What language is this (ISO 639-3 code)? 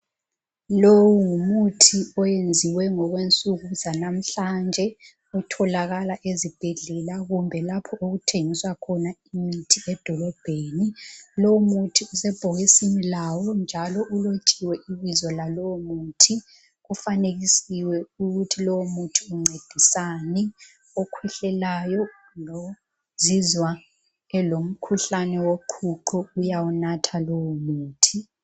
nde